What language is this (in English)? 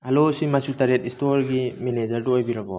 Manipuri